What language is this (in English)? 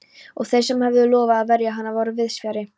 Icelandic